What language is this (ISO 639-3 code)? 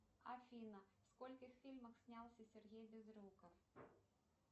rus